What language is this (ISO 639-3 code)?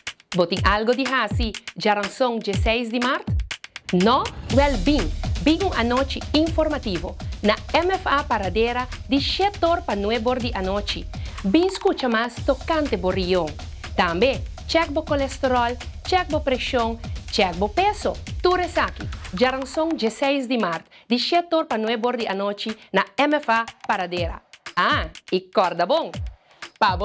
ita